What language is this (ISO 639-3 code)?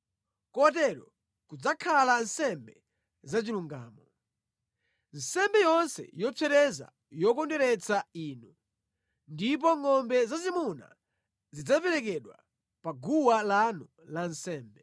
nya